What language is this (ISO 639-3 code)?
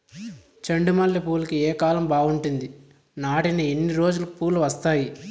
tel